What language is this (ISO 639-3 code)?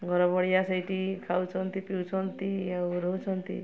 ori